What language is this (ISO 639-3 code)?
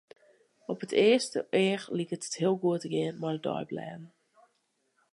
fry